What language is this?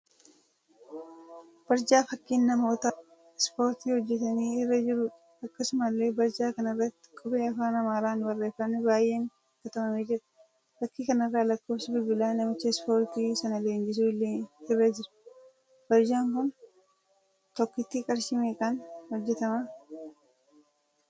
Oromo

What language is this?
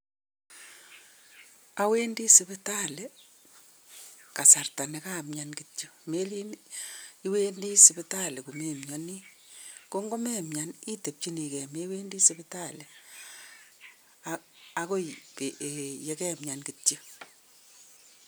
Kalenjin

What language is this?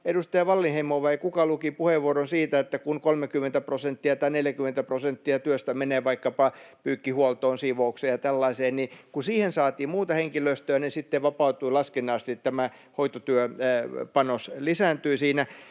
Finnish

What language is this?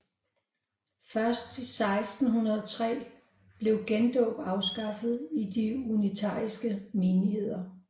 Danish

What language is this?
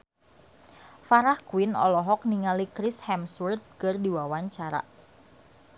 Sundanese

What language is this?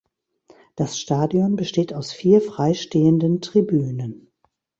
German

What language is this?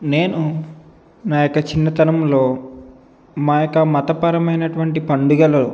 Telugu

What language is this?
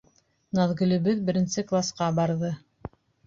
Bashkir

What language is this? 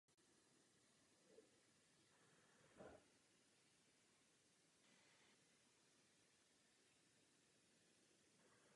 Czech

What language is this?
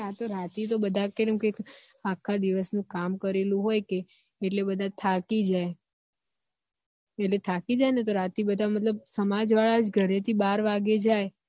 Gujarati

